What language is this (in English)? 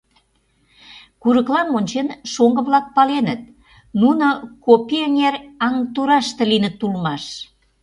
Mari